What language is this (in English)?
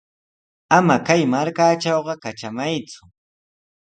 Sihuas Ancash Quechua